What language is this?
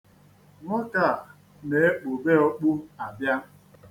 Igbo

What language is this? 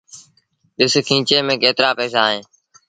Sindhi Bhil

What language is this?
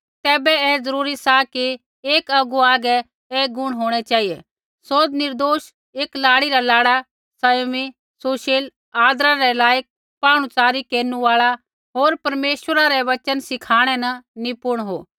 Kullu Pahari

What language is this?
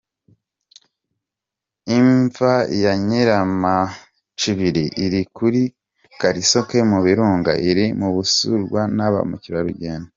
Kinyarwanda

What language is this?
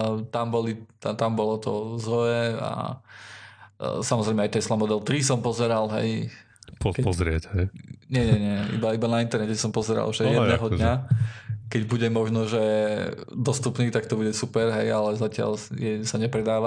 Slovak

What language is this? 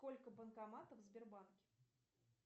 Russian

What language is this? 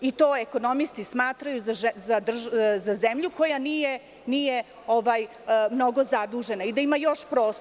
Serbian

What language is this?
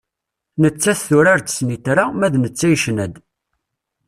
Kabyle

